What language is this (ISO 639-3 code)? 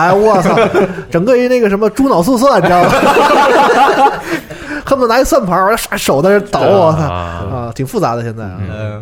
zho